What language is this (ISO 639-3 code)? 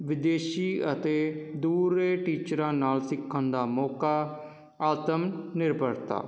pan